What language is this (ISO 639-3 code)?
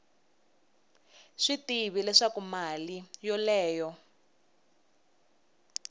tso